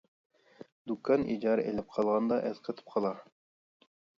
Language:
Uyghur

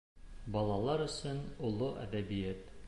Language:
Bashkir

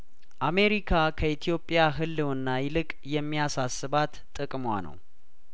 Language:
Amharic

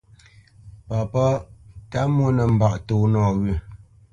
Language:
Bamenyam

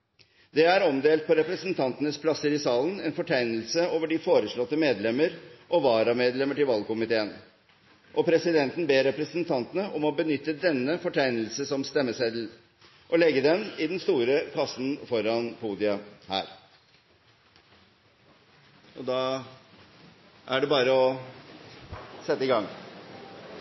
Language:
Norwegian Bokmål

